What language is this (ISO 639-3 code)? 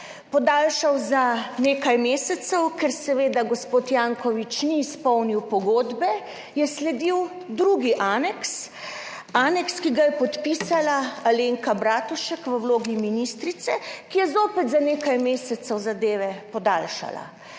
slv